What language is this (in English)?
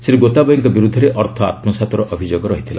Odia